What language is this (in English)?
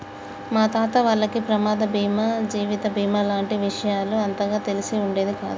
Telugu